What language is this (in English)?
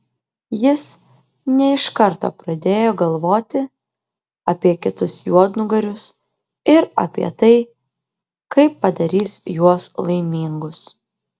Lithuanian